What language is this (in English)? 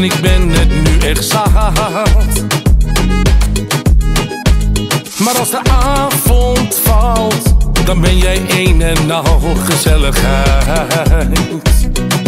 Dutch